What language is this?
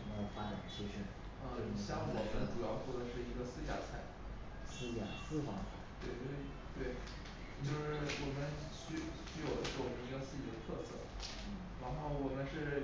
Chinese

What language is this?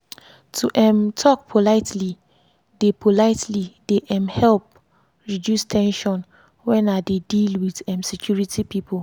Nigerian Pidgin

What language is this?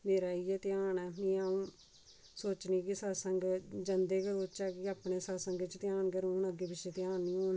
Dogri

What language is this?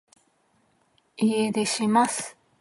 Japanese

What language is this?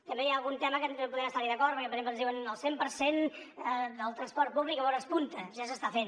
Catalan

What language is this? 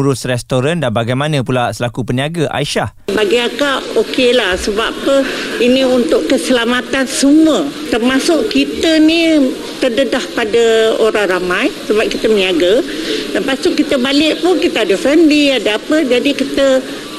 Malay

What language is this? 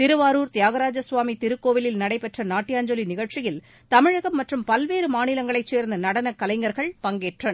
Tamil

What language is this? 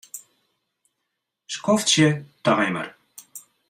Western Frisian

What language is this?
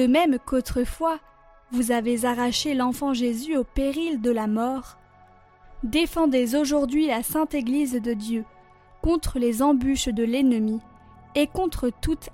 French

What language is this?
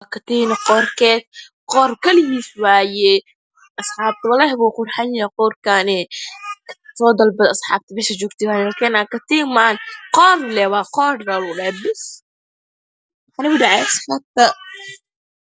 Somali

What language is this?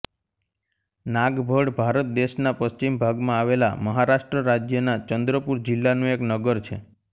Gujarati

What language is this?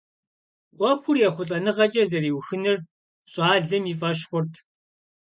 Kabardian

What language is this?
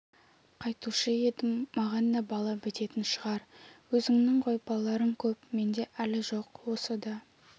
Kazakh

